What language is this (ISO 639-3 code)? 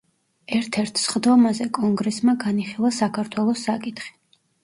kat